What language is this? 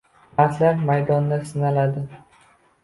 Uzbek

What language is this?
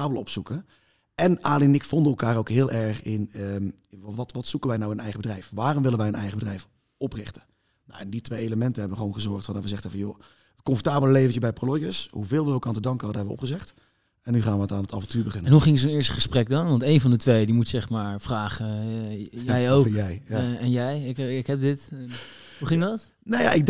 Dutch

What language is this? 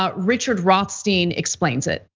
English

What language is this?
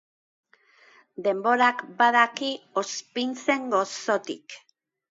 Basque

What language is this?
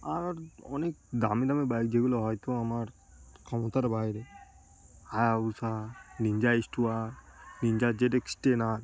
Bangla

